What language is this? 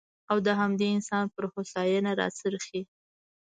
Pashto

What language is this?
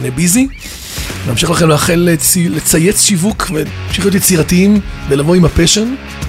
Hebrew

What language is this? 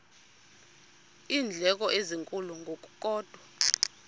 Xhosa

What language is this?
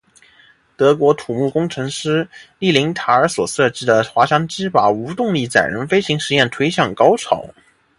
Chinese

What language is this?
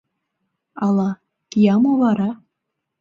Mari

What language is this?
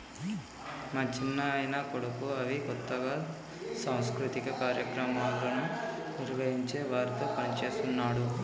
Telugu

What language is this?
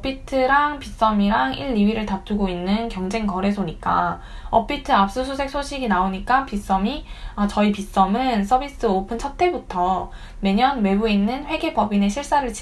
Korean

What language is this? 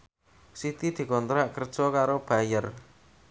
Javanese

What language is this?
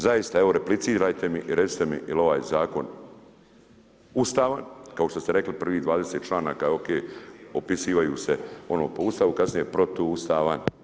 Croatian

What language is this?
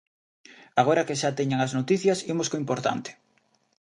Galician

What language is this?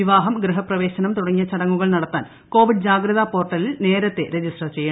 Malayalam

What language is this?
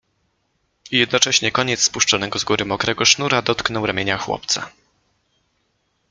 Polish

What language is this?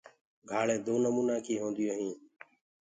Gurgula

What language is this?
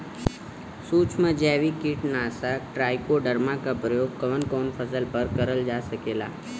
Bhojpuri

